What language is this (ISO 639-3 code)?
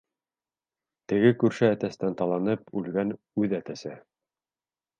bak